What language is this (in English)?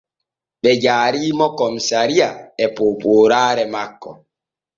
Borgu Fulfulde